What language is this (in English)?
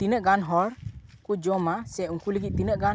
Santali